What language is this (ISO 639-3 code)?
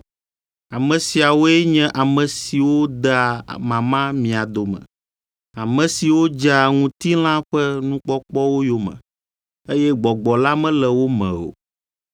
ewe